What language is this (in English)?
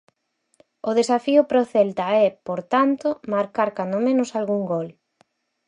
Galician